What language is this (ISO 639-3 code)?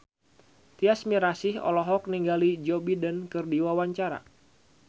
sun